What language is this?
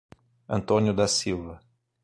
Portuguese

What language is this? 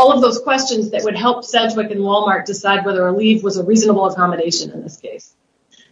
English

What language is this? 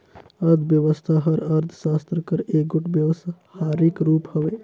Chhattisgarhi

